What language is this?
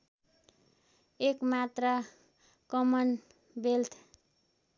Nepali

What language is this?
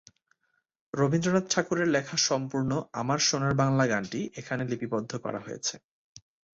Bangla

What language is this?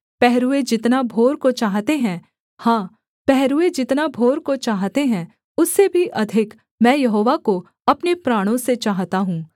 Hindi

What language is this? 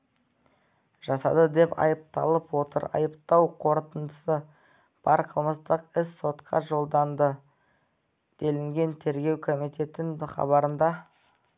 Kazakh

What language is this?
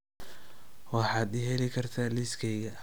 Somali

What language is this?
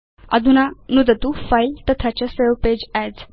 Sanskrit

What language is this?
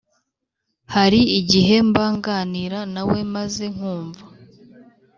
Kinyarwanda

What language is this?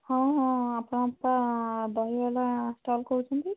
Odia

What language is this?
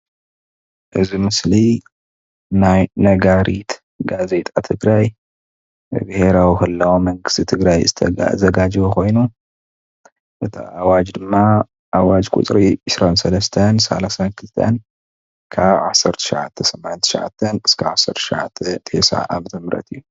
Tigrinya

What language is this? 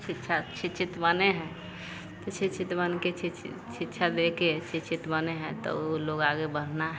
Hindi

